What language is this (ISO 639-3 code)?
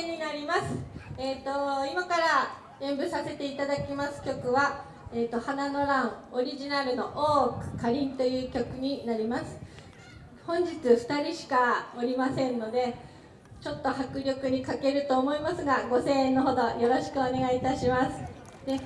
jpn